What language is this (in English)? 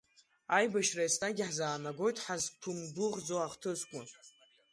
Abkhazian